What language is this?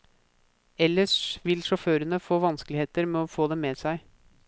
Norwegian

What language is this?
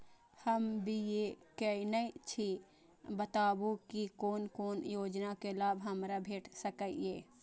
Maithili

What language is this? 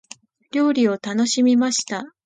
Japanese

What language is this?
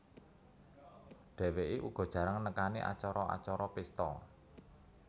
Javanese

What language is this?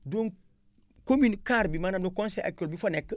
Wolof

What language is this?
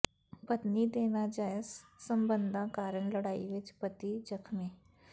Punjabi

